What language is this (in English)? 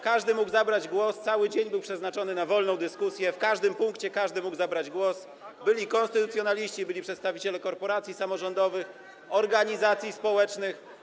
Polish